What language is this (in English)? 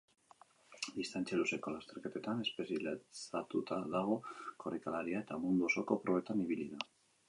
Basque